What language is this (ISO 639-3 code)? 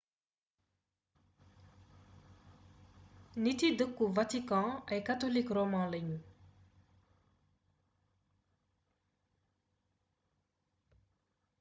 wol